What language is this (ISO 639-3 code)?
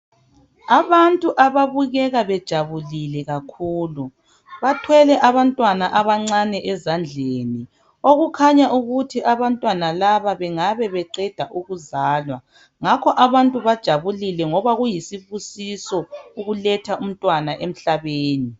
nde